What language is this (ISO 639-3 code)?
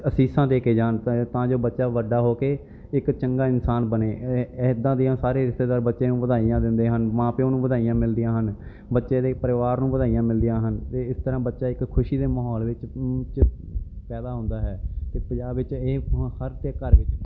pan